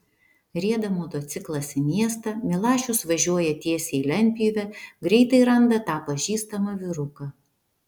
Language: Lithuanian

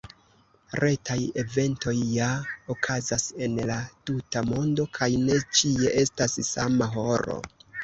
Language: Esperanto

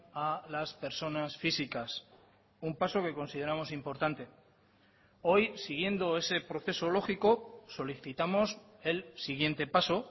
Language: Spanish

